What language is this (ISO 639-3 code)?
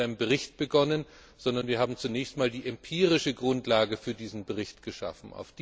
deu